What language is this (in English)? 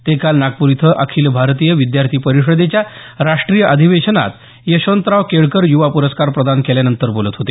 Marathi